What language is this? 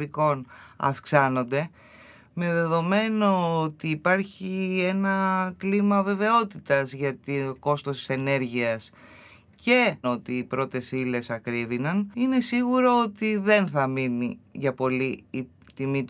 Greek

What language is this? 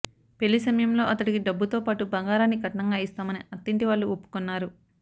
Telugu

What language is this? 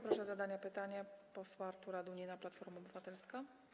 Polish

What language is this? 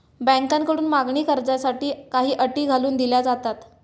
Marathi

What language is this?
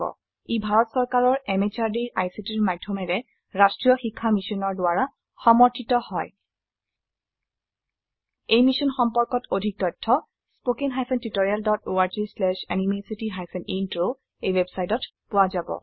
Assamese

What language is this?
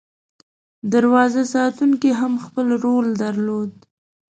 Pashto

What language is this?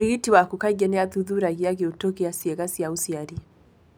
Kikuyu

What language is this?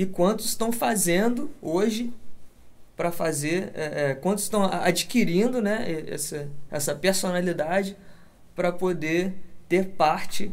Portuguese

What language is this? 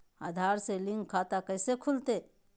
Magahi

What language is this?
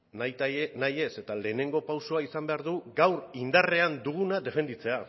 Basque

